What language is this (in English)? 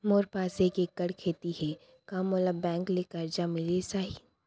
Chhattisgarhi